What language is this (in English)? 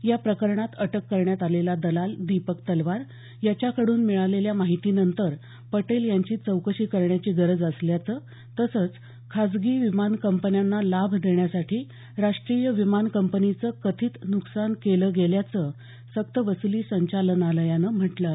Marathi